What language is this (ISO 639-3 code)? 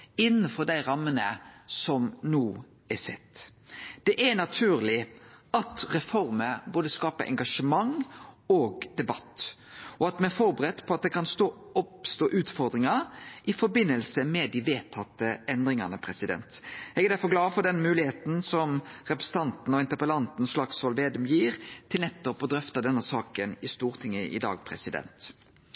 nno